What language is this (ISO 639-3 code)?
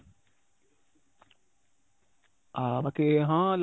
ori